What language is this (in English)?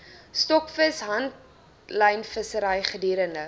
Afrikaans